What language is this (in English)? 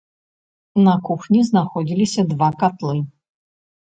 Belarusian